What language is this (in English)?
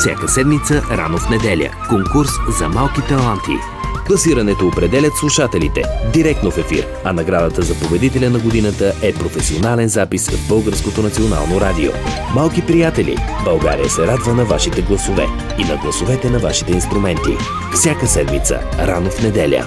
Bulgarian